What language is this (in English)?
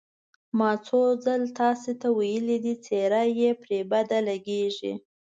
Pashto